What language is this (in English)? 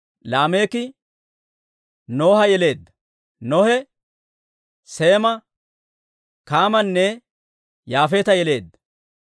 Dawro